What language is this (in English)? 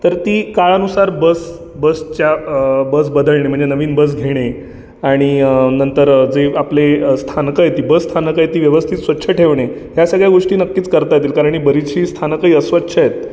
Marathi